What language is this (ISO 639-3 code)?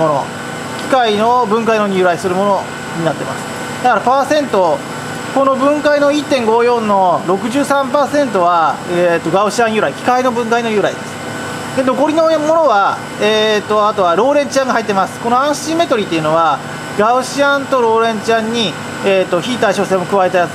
jpn